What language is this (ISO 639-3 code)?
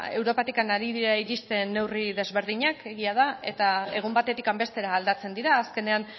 eus